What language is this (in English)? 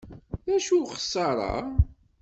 Kabyle